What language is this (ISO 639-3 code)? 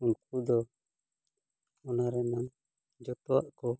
sat